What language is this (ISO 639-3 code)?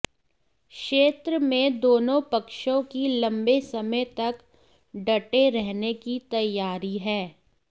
hin